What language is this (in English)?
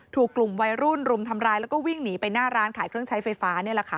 Thai